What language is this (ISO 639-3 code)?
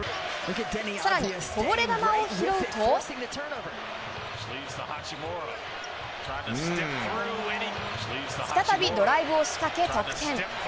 jpn